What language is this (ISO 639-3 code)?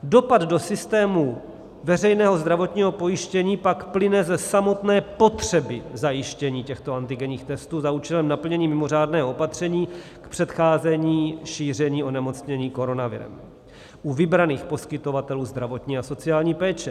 ces